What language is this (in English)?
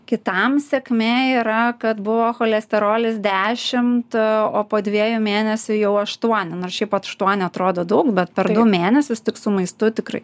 Lithuanian